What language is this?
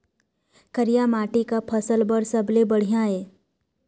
Chhattisgarhi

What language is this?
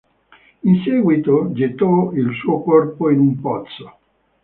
Italian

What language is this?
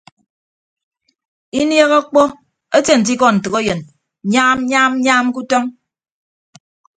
Ibibio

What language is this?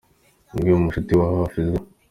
Kinyarwanda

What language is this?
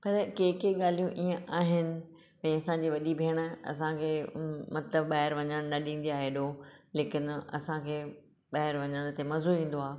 Sindhi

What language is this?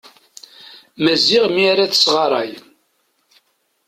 Kabyle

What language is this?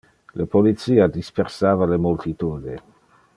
Interlingua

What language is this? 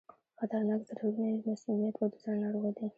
Pashto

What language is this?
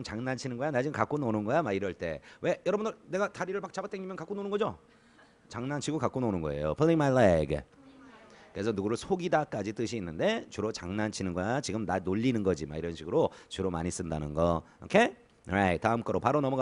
Korean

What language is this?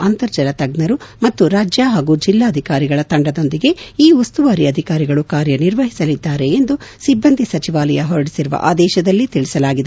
Kannada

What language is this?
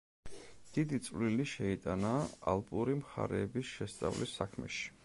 Georgian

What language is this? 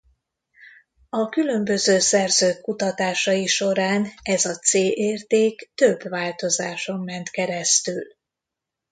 Hungarian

